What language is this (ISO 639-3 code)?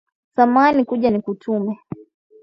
swa